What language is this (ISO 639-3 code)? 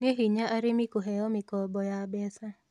kik